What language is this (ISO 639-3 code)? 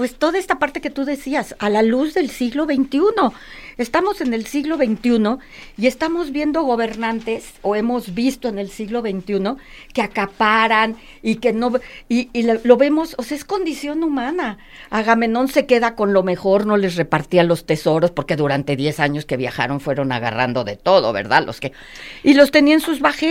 spa